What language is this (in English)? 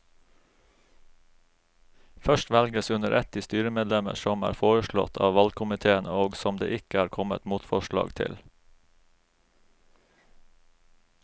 Norwegian